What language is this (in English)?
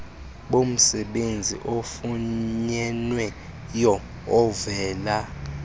Xhosa